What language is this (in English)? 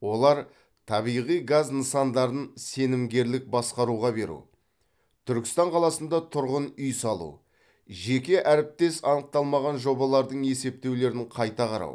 Kazakh